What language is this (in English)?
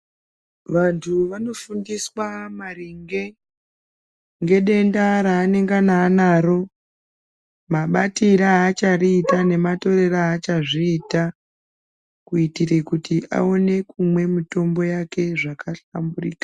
Ndau